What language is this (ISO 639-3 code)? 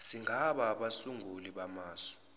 zul